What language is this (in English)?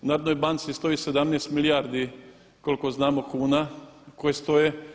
Croatian